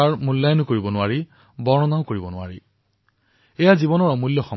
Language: Assamese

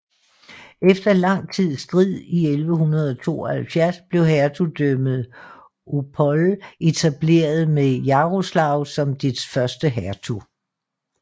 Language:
Danish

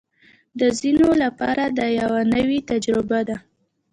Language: Pashto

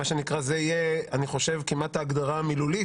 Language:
Hebrew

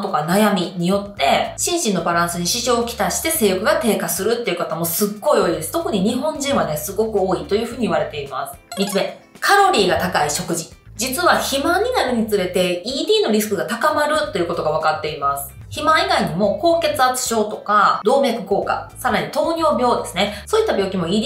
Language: Japanese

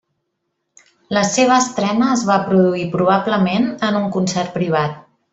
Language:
Catalan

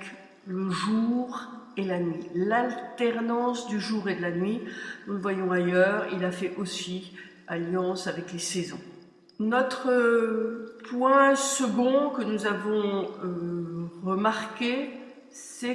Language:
French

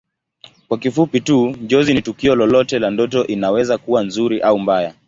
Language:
Swahili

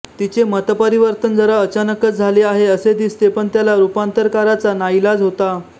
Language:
Marathi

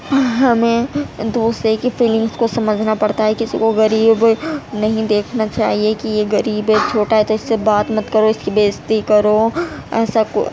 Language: Urdu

